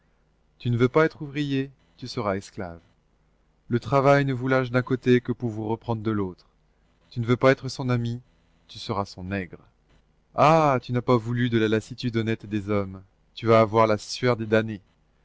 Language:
French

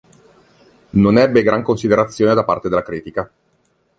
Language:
Italian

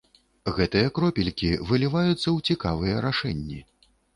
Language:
Belarusian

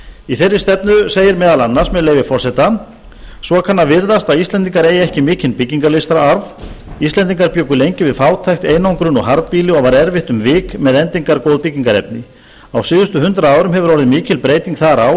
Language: Icelandic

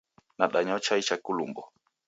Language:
Taita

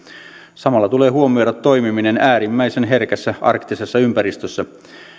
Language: Finnish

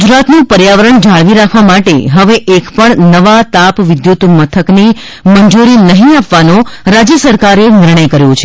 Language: Gujarati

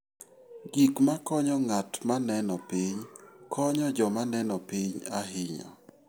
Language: Luo (Kenya and Tanzania)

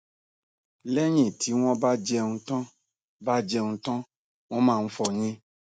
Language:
Yoruba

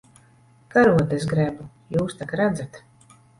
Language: Latvian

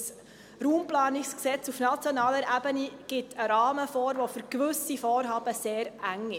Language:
Swiss German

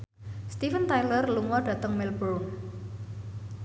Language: Javanese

